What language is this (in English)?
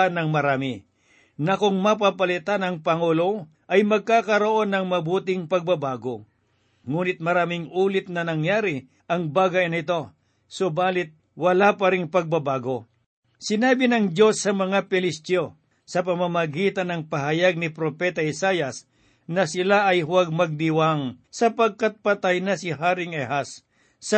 Filipino